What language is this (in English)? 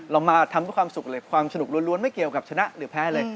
Thai